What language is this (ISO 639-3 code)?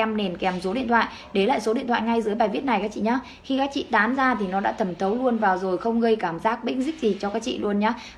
vie